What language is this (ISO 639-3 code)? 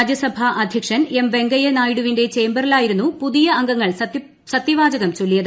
mal